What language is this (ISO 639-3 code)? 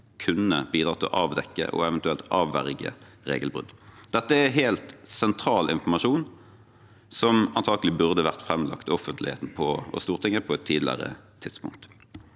nor